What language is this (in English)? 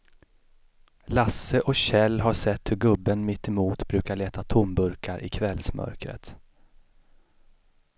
Swedish